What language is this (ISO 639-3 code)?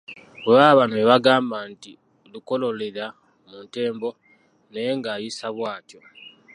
lug